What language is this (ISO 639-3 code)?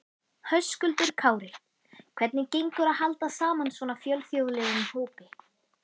isl